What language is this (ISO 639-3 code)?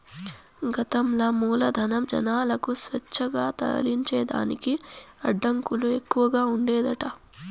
tel